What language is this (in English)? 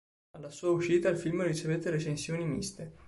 Italian